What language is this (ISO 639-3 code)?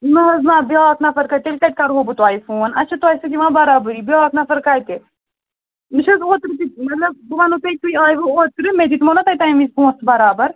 kas